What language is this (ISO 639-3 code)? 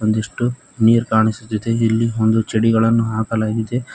kan